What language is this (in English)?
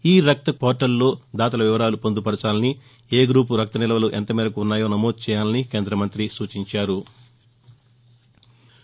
Telugu